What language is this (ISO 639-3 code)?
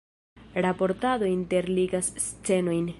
epo